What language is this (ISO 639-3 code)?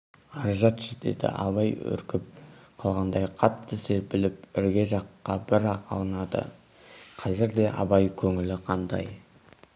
kaz